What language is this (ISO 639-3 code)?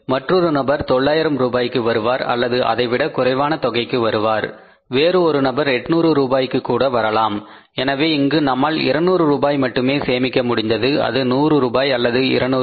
tam